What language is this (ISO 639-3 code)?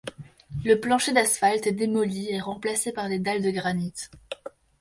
fra